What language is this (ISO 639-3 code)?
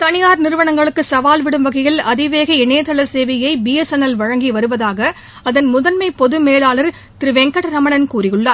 tam